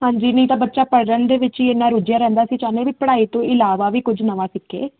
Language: Punjabi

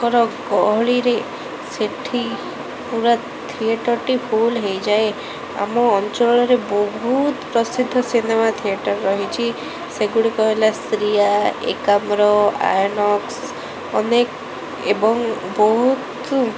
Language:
Odia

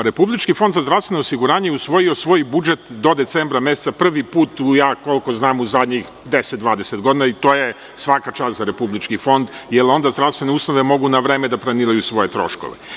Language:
Serbian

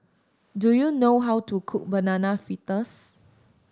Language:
English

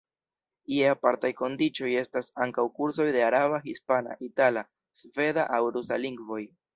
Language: Esperanto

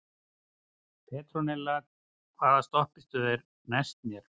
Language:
Icelandic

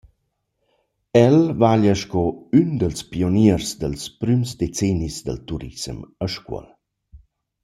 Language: Romansh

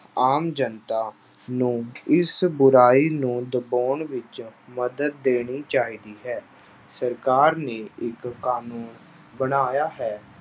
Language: Punjabi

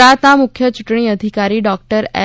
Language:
Gujarati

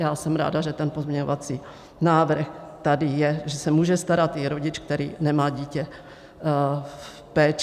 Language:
Czech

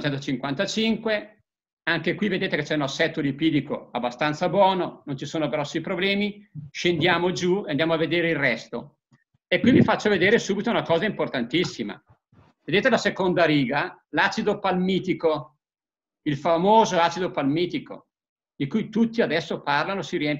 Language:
Italian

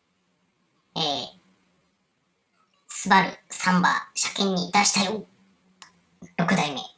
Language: Japanese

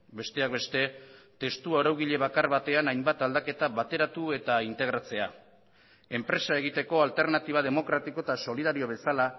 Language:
Basque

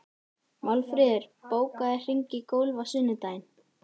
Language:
Icelandic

